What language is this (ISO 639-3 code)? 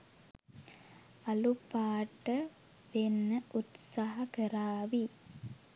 sin